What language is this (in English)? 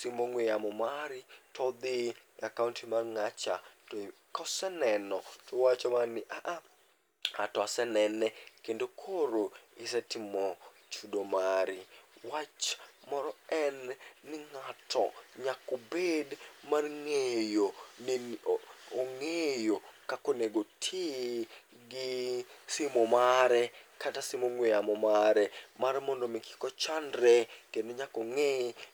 Luo (Kenya and Tanzania)